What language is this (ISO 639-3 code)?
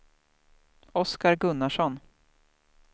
swe